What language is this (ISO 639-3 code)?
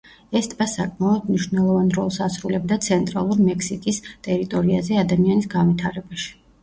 kat